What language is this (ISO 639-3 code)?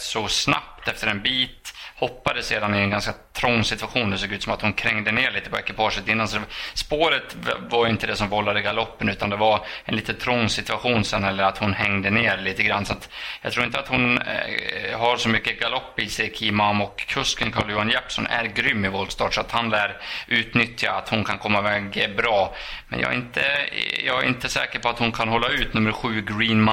swe